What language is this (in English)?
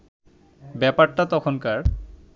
Bangla